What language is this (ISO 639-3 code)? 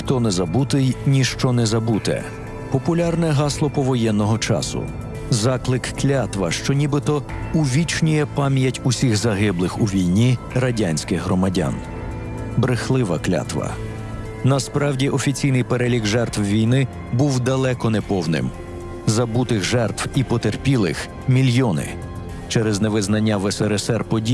ukr